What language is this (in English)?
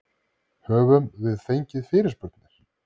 Icelandic